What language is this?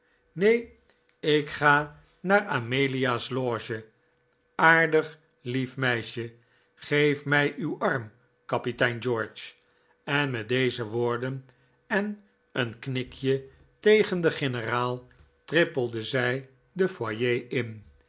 Dutch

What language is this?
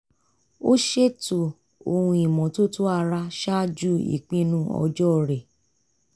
Yoruba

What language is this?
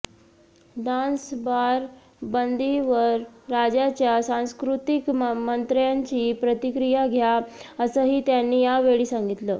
Marathi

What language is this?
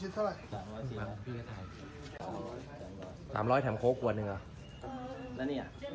Thai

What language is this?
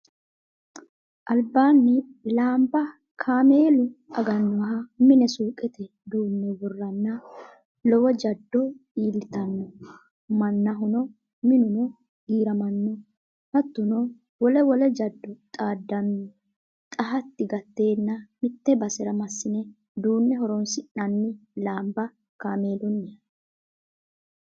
Sidamo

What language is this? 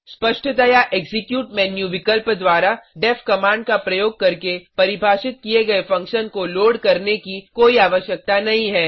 Hindi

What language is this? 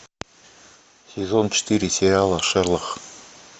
Russian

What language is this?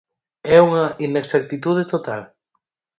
Galician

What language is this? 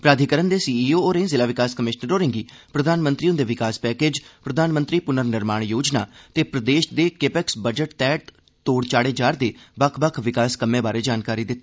Dogri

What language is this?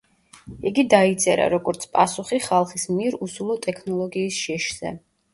Georgian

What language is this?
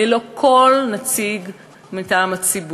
Hebrew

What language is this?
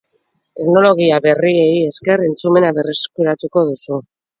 Basque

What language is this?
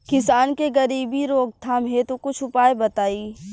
Bhojpuri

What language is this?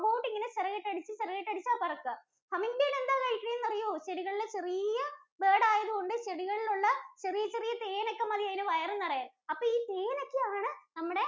Malayalam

